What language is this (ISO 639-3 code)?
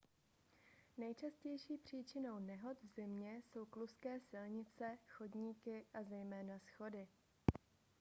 ces